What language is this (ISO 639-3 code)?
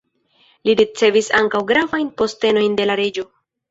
epo